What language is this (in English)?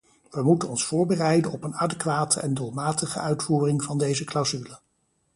Dutch